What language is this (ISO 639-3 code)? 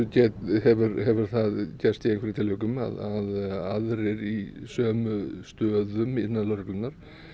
isl